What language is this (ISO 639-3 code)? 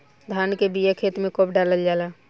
bho